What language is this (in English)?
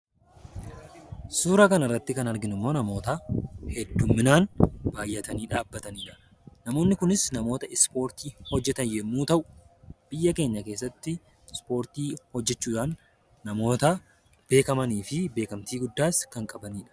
Oromo